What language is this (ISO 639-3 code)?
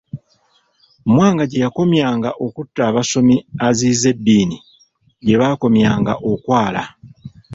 lug